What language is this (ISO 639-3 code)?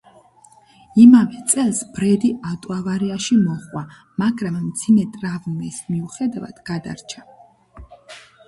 kat